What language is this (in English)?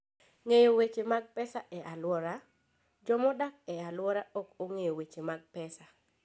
Luo (Kenya and Tanzania)